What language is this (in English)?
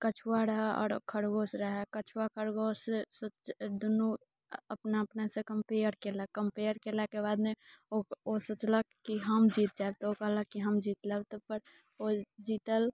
Maithili